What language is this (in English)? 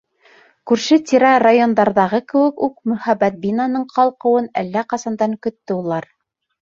Bashkir